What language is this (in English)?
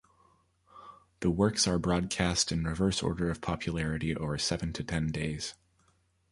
English